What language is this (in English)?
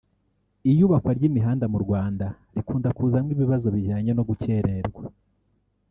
Kinyarwanda